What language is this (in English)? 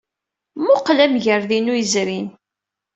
Kabyle